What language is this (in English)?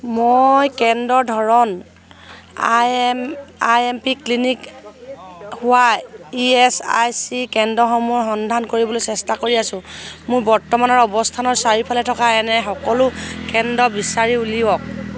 Assamese